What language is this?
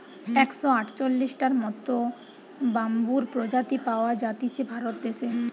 Bangla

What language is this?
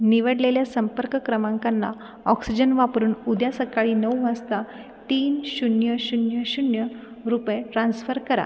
Marathi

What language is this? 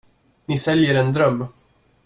Swedish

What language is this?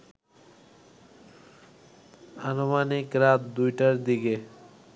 Bangla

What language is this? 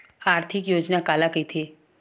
Chhattisgarhi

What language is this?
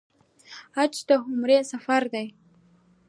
Pashto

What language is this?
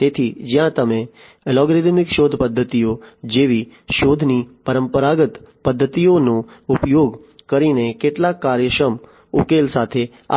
Gujarati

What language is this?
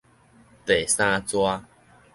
Min Nan Chinese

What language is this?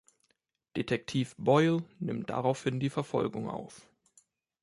German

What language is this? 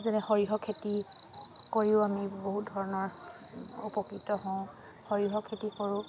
Assamese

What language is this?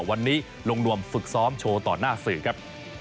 Thai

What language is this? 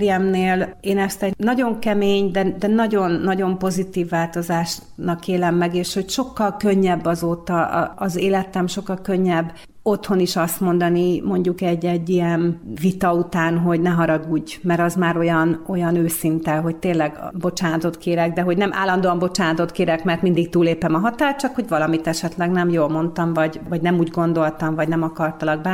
Hungarian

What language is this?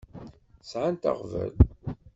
Kabyle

